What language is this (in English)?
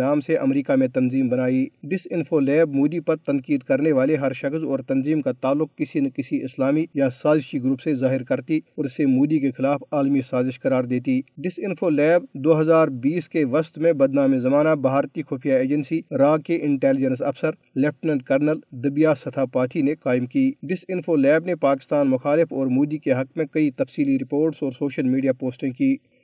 Urdu